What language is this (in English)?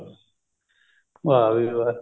Punjabi